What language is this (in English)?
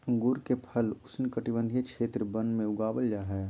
Magahi